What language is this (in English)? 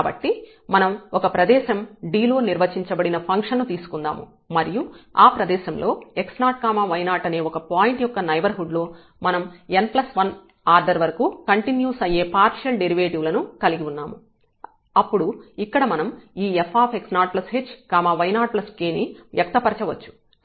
Telugu